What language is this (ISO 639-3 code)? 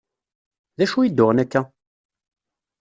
kab